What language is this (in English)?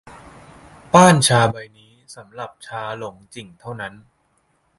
Thai